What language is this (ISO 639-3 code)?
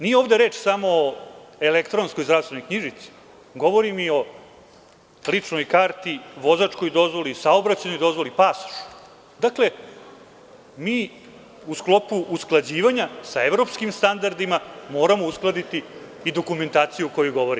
srp